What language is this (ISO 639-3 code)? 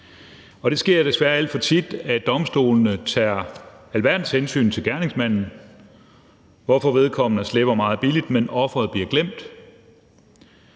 dan